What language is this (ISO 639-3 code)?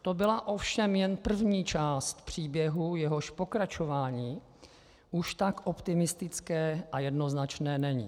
ces